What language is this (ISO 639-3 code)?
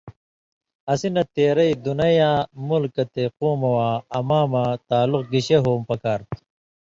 mvy